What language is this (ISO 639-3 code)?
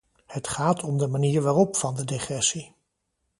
nld